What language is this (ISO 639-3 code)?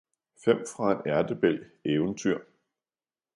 dan